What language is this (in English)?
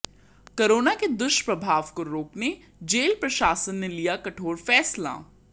Hindi